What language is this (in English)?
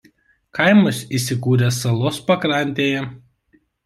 Lithuanian